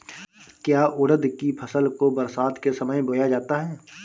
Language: Hindi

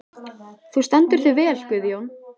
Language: Icelandic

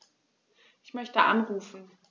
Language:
German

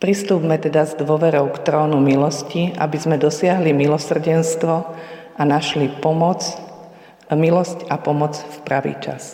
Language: Slovak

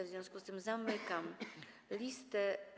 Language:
Polish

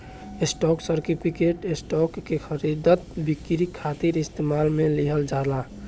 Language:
Bhojpuri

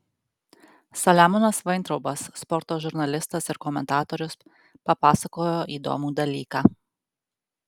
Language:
Lithuanian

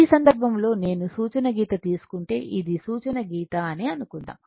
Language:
Telugu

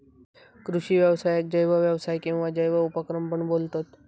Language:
Marathi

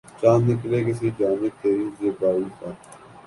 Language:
Urdu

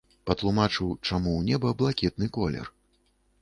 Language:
Belarusian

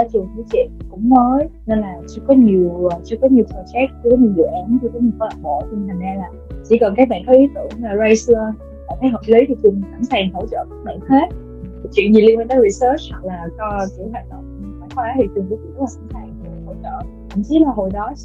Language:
Vietnamese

